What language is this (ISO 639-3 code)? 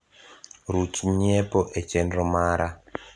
luo